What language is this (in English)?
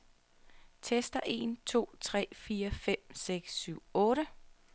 Danish